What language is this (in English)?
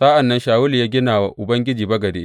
Hausa